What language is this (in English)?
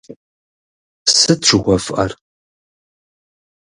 Kabardian